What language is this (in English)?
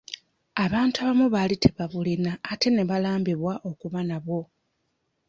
Ganda